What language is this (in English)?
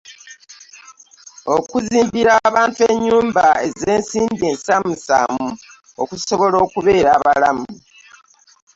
Ganda